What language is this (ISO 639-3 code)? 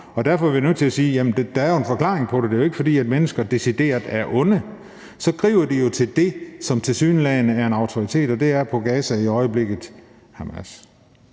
dan